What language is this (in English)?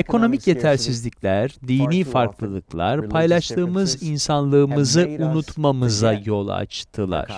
Turkish